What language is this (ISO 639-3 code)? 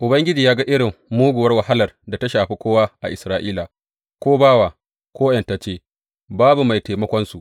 hau